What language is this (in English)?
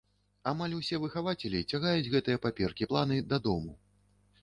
Belarusian